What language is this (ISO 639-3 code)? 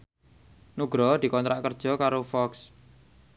jav